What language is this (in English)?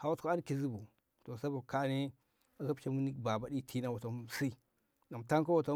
Ngamo